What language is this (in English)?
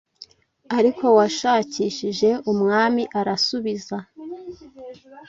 Kinyarwanda